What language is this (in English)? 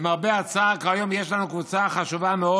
Hebrew